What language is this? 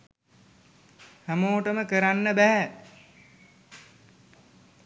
Sinhala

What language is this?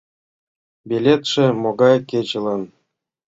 Mari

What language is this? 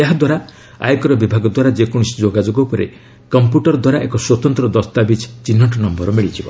Odia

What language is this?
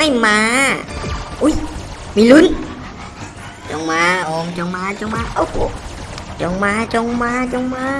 Thai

